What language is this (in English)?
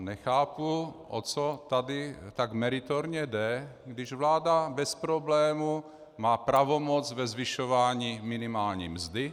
Czech